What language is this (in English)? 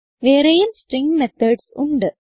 Malayalam